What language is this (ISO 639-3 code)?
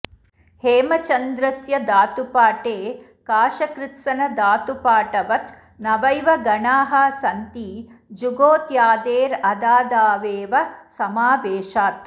san